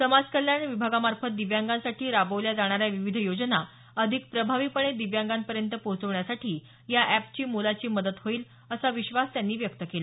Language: Marathi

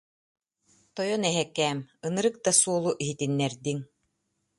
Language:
Yakut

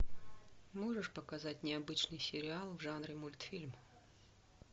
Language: Russian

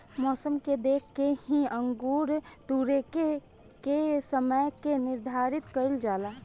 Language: Bhojpuri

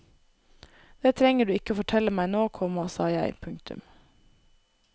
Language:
Norwegian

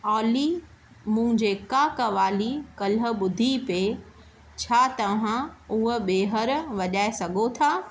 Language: Sindhi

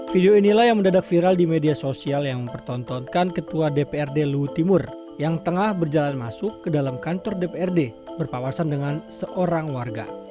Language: Indonesian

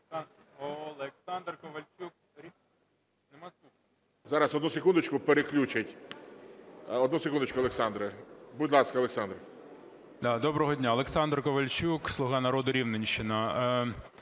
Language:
Ukrainian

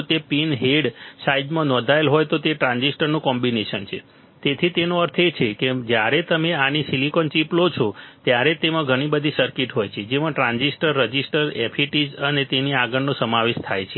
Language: Gujarati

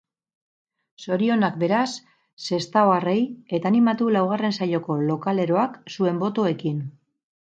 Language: Basque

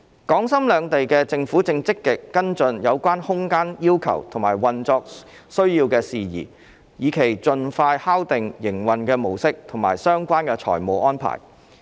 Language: Cantonese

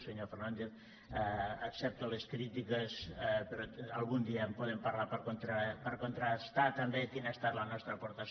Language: Catalan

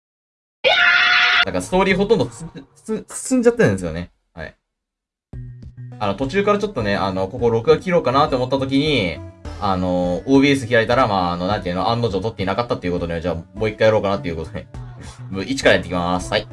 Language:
Japanese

